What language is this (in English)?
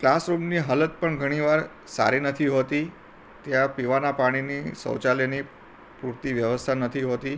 Gujarati